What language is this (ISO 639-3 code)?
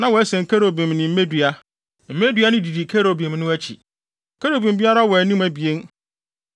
aka